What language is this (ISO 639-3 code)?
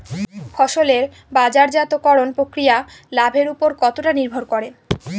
ben